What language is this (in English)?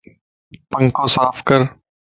Lasi